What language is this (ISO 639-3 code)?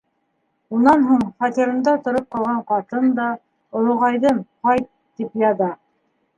bak